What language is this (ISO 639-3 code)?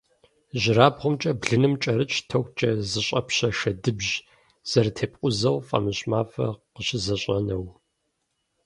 kbd